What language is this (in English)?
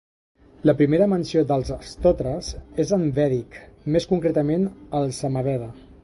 Catalan